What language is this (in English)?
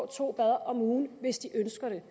Danish